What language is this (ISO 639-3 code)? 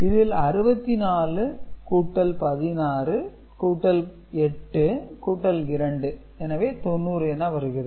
tam